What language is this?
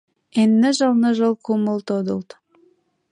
Mari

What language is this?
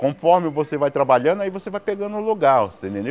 Portuguese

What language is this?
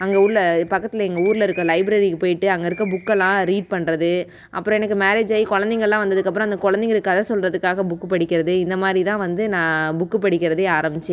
Tamil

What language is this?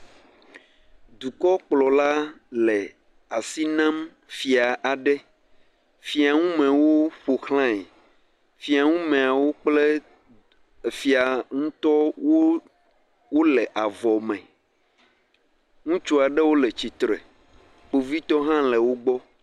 Ewe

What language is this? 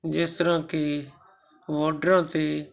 Punjabi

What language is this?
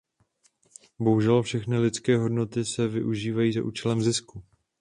Czech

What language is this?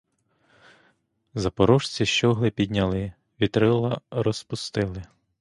Ukrainian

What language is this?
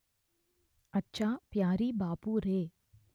Telugu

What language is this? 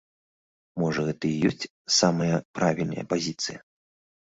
Belarusian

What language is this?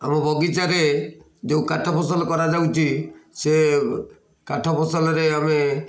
Odia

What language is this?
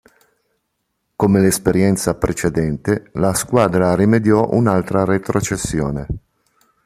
Italian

